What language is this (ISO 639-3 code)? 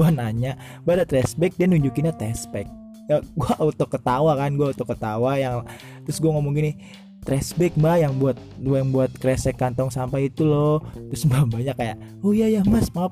ind